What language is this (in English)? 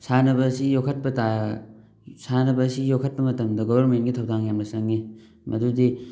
Manipuri